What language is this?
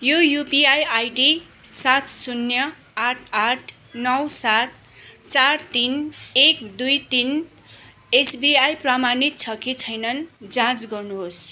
Nepali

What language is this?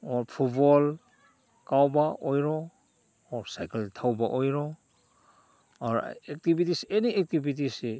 Manipuri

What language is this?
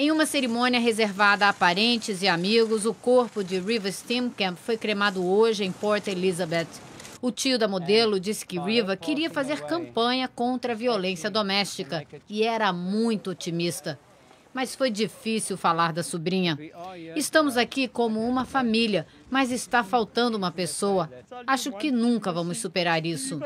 Portuguese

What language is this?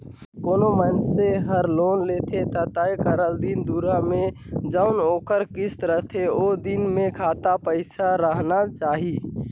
Chhattisgarhi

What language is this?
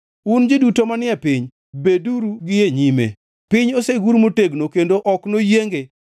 Luo (Kenya and Tanzania)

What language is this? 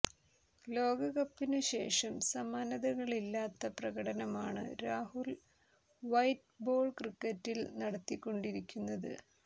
Malayalam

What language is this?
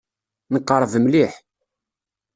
Kabyle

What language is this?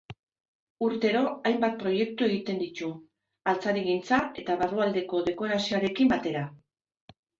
Basque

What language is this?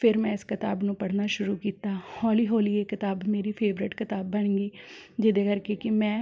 Punjabi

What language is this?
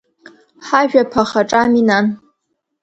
Abkhazian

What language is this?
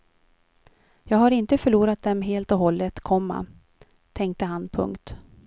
Swedish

